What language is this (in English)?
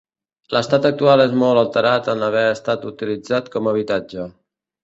Catalan